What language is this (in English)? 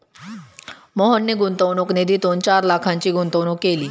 Marathi